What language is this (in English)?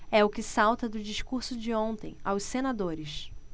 Portuguese